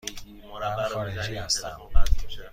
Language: Persian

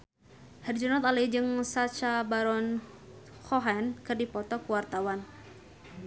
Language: Sundanese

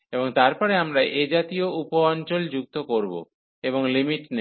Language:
Bangla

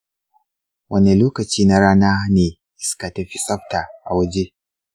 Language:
Hausa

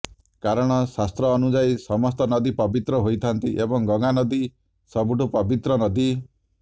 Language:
Odia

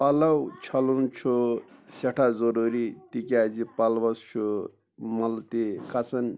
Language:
Kashmiri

